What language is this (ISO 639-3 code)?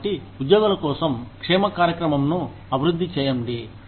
tel